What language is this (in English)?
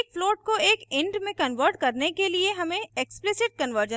Hindi